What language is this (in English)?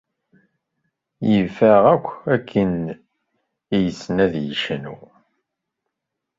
Kabyle